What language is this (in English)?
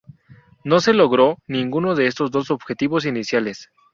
Spanish